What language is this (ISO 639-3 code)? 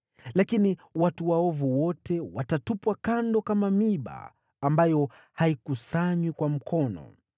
swa